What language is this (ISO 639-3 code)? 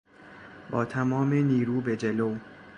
fas